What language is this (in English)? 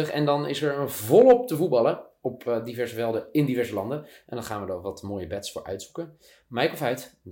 Dutch